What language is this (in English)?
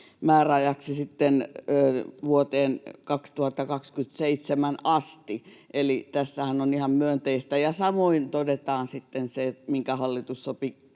Finnish